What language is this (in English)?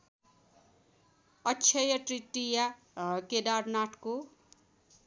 Nepali